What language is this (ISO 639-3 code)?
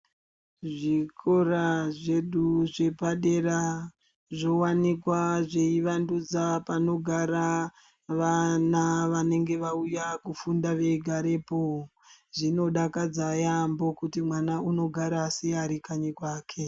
ndc